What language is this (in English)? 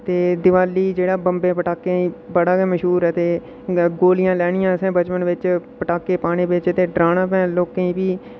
Dogri